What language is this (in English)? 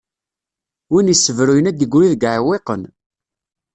Kabyle